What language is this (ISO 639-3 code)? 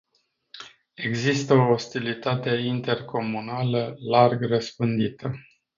ron